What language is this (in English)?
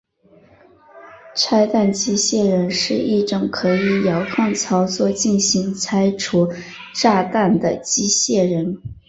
Chinese